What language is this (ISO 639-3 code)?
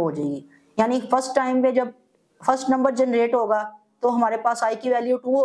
hin